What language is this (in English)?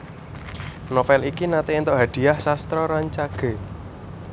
Javanese